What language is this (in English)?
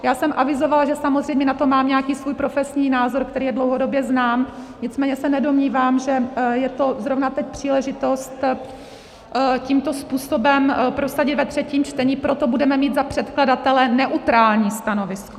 Czech